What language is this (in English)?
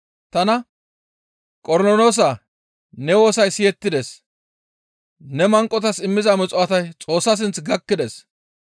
Gamo